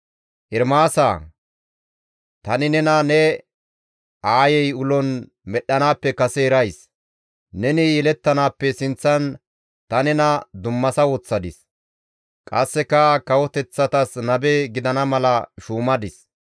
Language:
Gamo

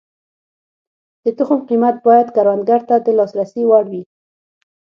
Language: Pashto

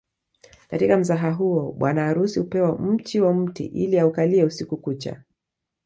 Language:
Swahili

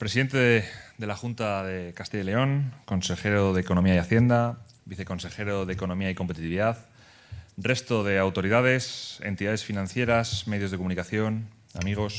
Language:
Spanish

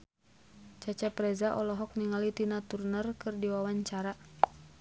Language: Sundanese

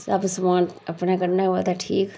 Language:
Dogri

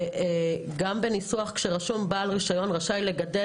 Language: Hebrew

